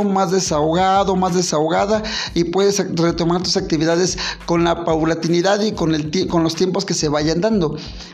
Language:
Spanish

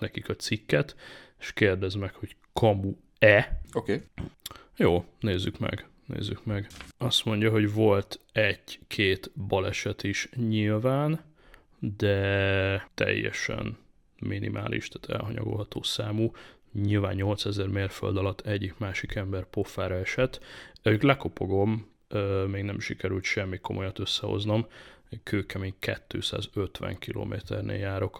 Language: Hungarian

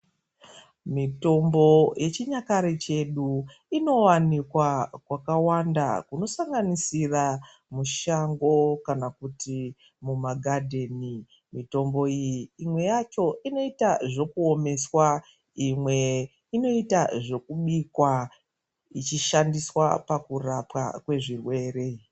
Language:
Ndau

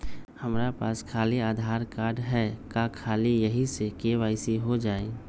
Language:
Magahi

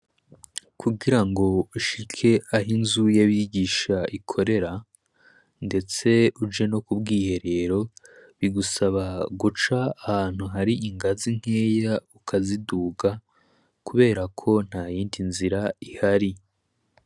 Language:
Rundi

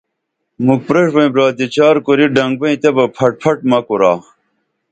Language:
Dameli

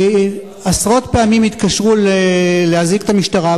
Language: Hebrew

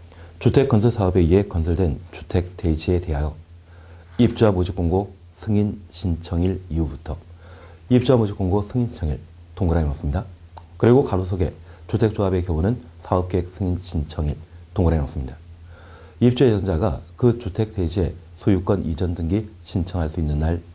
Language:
Korean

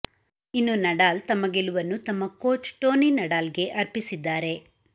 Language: Kannada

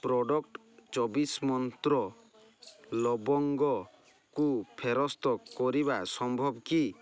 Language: Odia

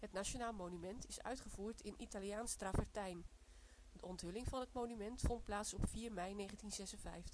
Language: Dutch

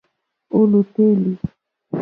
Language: Mokpwe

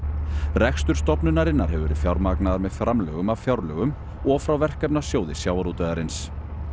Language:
Icelandic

